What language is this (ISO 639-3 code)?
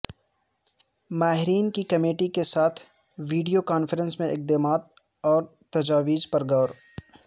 urd